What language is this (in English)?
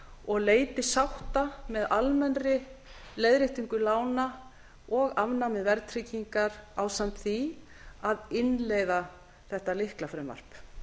Icelandic